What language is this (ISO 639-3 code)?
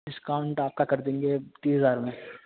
urd